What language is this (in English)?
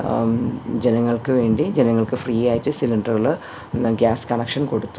Malayalam